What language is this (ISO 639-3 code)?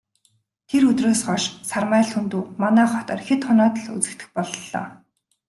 mon